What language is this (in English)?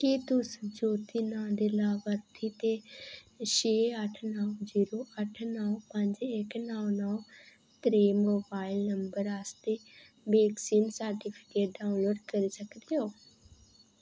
Dogri